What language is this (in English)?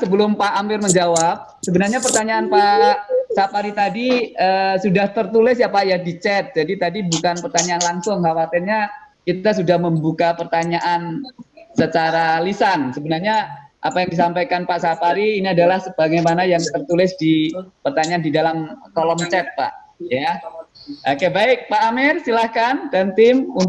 Indonesian